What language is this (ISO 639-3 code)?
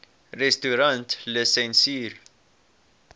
afr